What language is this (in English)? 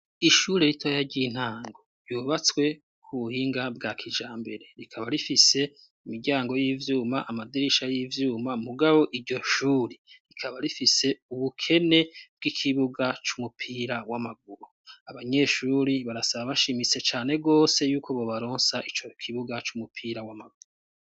Rundi